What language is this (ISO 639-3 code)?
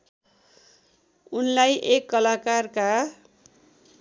nep